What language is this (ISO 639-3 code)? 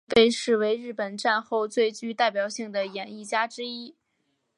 zho